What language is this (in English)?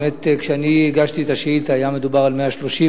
Hebrew